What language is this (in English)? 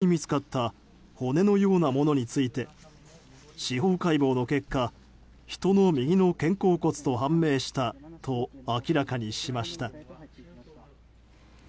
Japanese